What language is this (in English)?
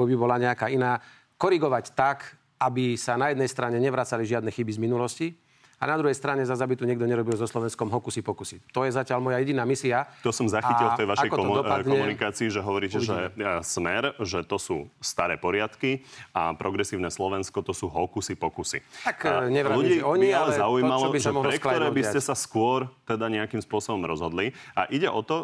Slovak